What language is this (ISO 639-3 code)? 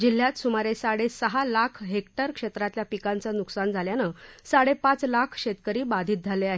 mar